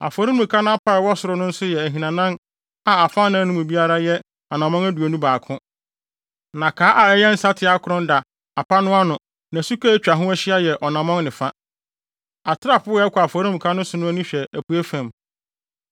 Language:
Akan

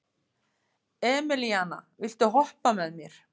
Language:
Icelandic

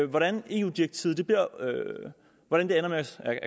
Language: Danish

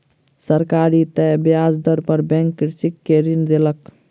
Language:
Maithili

